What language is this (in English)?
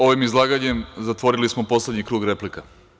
Serbian